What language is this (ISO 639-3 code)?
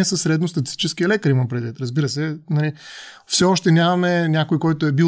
bul